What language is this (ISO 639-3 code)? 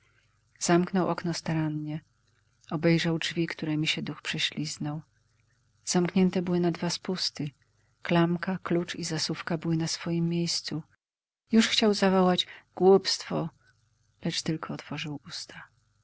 pol